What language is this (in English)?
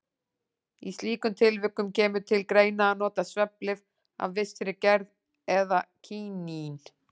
Icelandic